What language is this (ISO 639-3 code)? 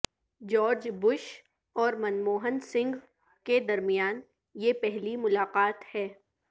urd